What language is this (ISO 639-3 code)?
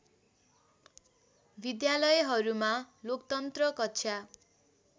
nep